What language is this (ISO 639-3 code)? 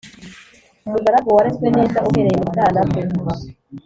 kin